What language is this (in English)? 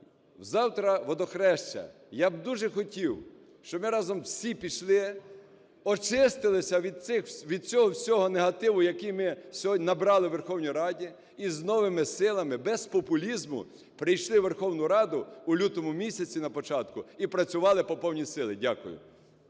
Ukrainian